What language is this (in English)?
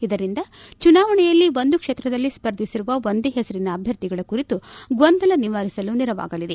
Kannada